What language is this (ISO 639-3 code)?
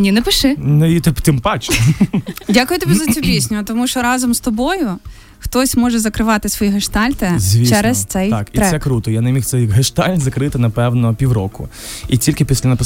ukr